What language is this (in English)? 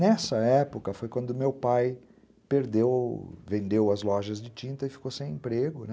Portuguese